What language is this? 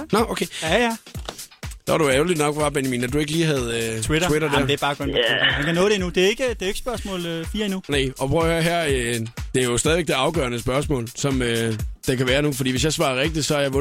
Danish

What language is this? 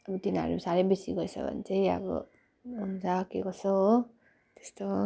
Nepali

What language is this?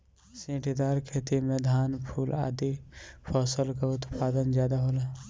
Bhojpuri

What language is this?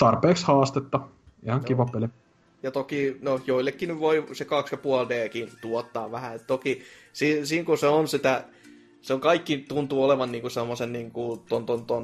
Finnish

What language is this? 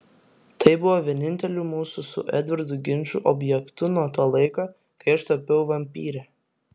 Lithuanian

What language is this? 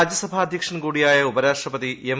Malayalam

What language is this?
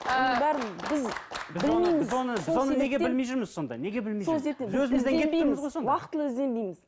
Kazakh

